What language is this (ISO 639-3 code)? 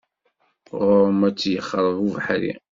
kab